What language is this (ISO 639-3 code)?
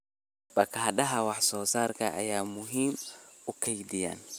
som